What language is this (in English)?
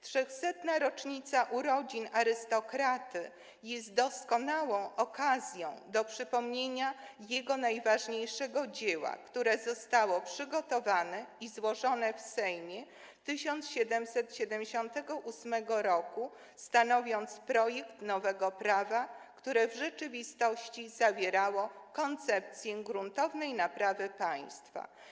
Polish